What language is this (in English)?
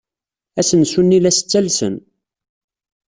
Kabyle